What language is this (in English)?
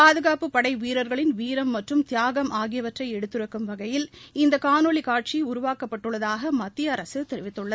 Tamil